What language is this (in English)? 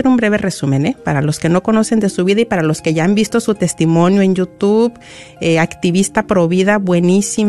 Spanish